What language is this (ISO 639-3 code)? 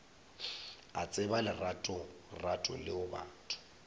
nso